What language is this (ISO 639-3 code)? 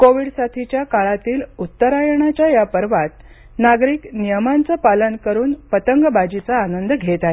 mar